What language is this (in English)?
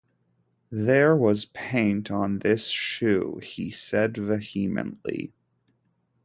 English